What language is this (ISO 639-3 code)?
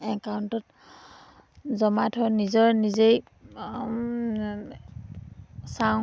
asm